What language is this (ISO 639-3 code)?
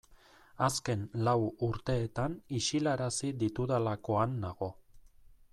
eus